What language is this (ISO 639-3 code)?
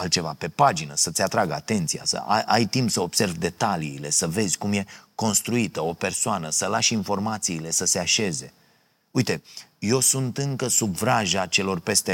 ron